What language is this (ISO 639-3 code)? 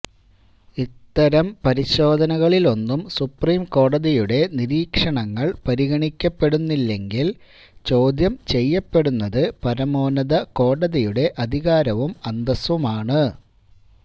mal